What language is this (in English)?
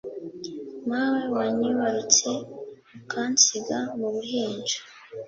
Kinyarwanda